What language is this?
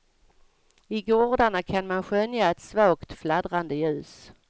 Swedish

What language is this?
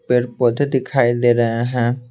Hindi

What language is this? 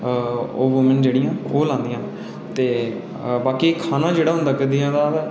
Dogri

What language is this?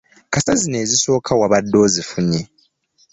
Ganda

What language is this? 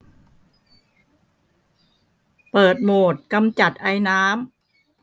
Thai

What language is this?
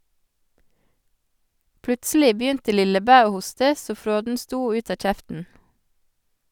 Norwegian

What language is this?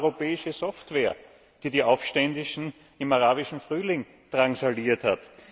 German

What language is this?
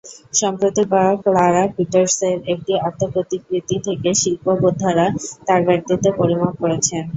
Bangla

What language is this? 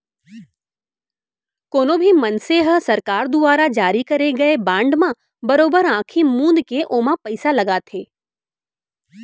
Chhattisgarhi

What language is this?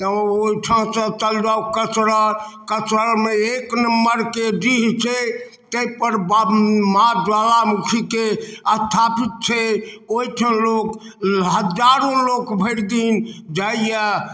Maithili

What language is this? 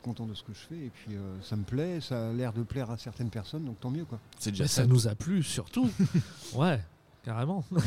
French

